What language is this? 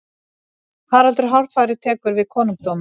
Icelandic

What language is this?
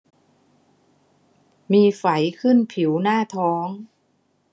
Thai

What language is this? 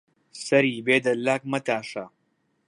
Central Kurdish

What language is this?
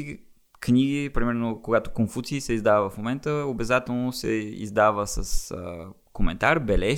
Bulgarian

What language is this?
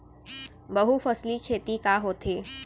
Chhattisgarhi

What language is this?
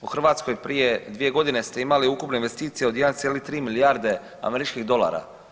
Croatian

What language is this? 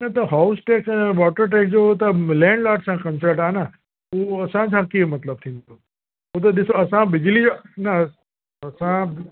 Sindhi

